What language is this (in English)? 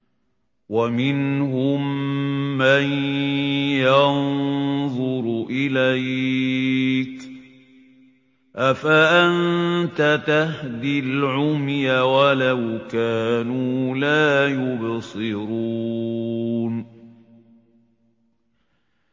Arabic